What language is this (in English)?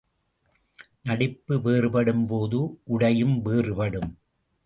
Tamil